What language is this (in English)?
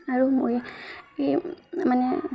Assamese